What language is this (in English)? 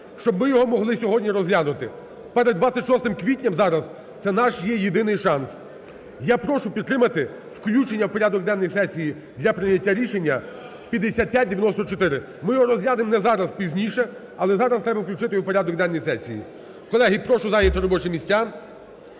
Ukrainian